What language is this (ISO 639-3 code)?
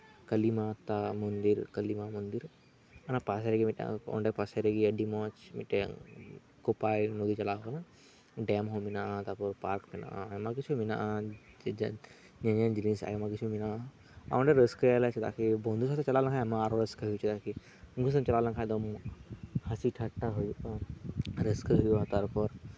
sat